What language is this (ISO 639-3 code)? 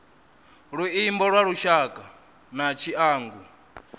ven